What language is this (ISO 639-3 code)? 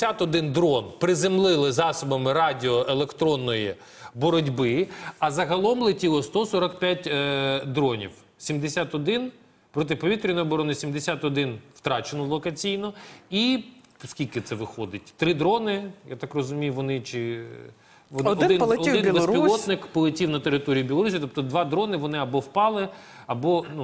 ukr